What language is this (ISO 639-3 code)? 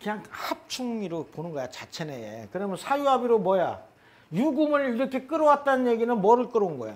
kor